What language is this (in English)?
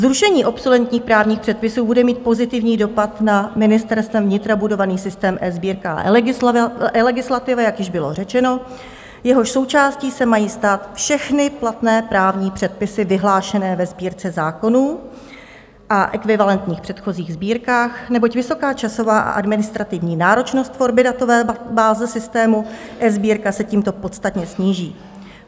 Czech